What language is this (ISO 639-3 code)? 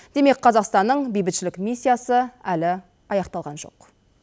kaz